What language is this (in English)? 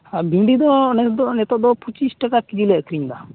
Santali